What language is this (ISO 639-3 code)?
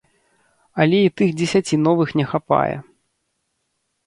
bel